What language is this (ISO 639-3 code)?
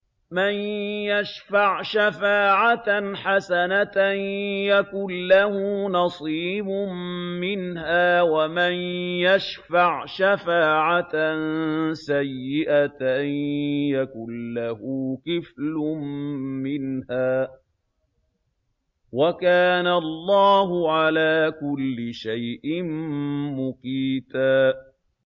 ara